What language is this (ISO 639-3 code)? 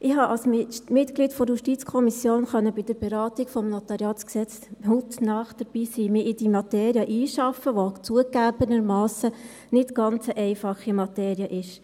gsw